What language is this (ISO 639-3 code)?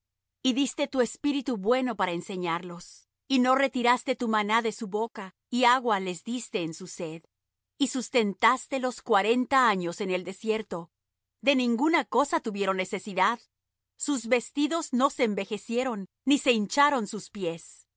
spa